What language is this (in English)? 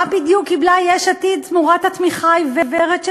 Hebrew